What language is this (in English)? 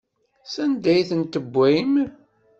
Kabyle